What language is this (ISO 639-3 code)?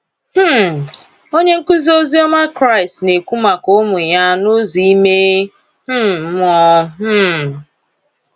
ibo